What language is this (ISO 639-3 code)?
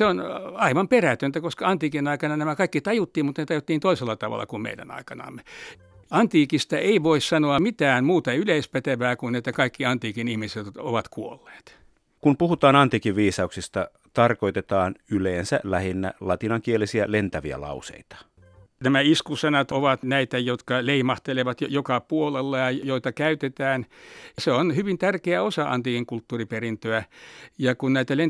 fin